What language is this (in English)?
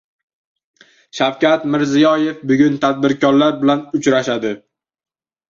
Uzbek